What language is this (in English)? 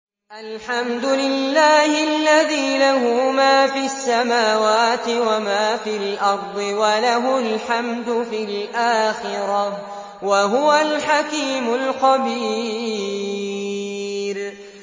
Arabic